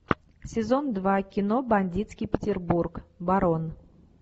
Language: Russian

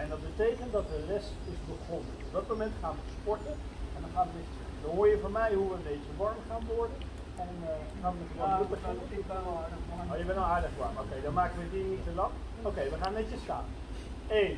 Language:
Dutch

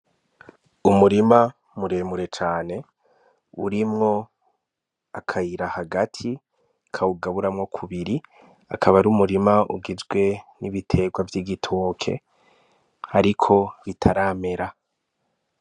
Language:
Rundi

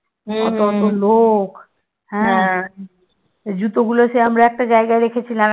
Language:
Bangla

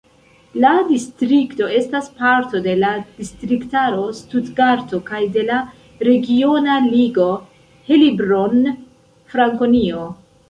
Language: Esperanto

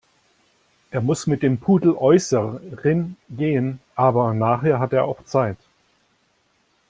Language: German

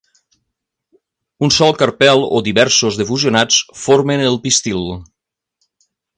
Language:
Catalan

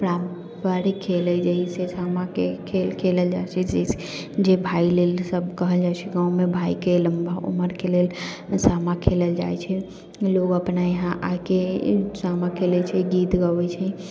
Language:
Maithili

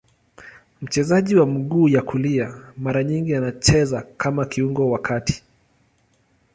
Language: Swahili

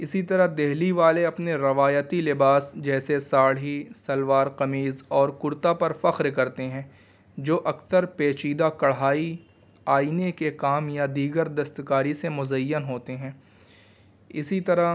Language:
Urdu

